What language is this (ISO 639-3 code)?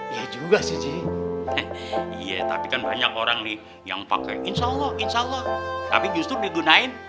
ind